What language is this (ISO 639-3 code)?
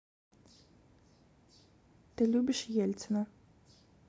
rus